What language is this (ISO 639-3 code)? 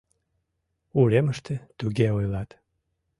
chm